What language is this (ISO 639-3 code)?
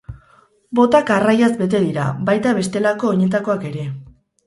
eus